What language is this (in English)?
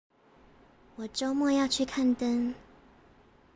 Chinese